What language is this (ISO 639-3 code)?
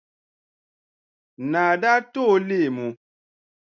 dag